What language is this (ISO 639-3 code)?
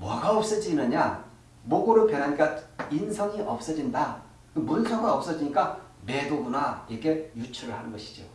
kor